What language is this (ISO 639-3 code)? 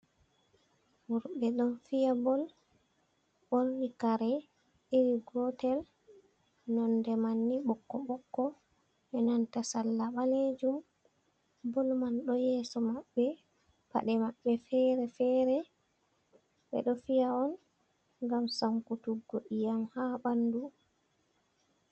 ful